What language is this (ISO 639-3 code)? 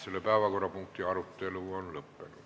est